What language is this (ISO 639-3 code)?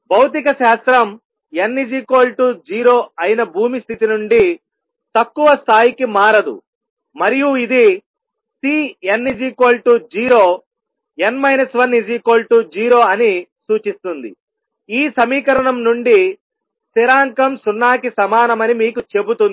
tel